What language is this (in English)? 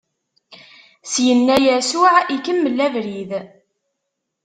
Kabyle